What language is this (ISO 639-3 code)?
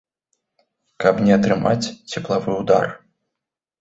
bel